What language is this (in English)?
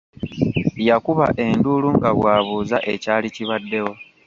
Ganda